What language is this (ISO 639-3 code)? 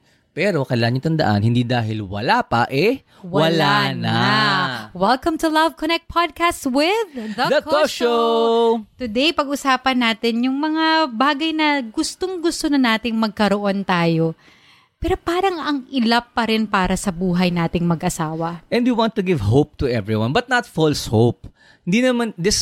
fil